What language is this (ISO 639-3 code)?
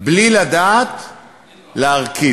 heb